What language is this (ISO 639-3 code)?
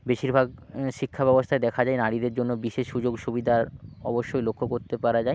ben